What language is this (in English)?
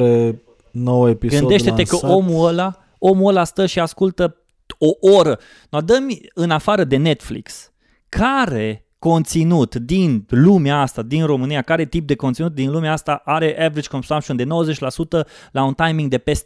Romanian